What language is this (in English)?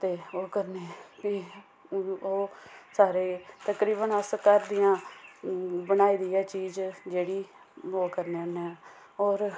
Dogri